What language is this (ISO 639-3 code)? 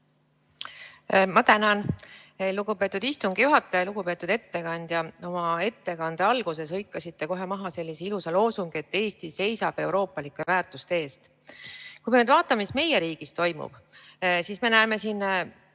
est